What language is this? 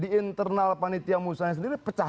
Indonesian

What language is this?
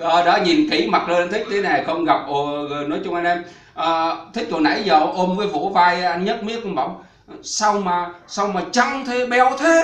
Vietnamese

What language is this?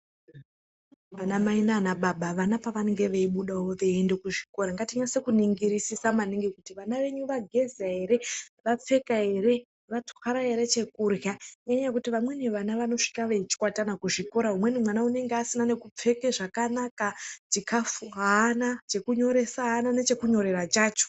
Ndau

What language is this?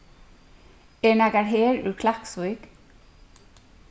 Faroese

